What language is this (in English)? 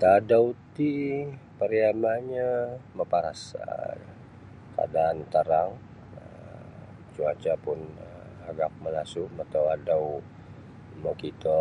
Sabah Bisaya